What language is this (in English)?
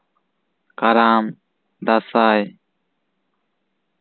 Santali